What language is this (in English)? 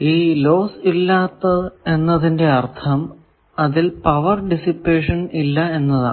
Malayalam